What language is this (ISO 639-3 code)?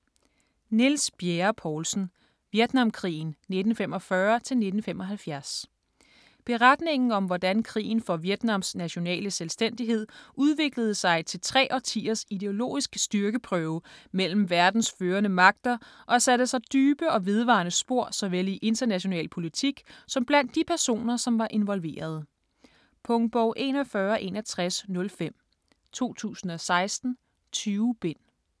dan